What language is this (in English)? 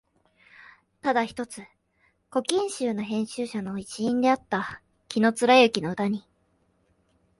Japanese